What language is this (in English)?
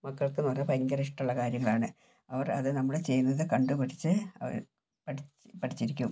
Malayalam